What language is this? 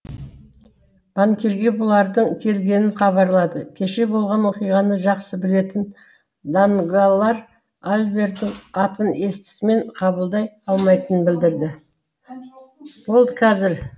Kazakh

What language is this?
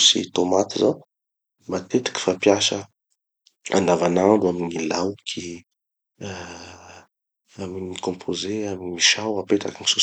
Tanosy Malagasy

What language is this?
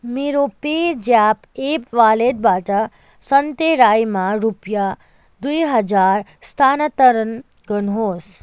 Nepali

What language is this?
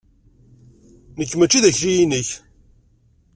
Kabyle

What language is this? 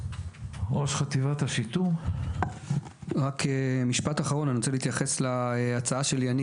Hebrew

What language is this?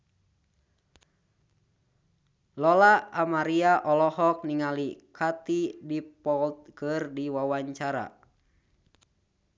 Sundanese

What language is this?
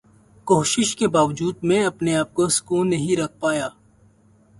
Urdu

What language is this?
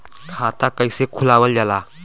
Bhojpuri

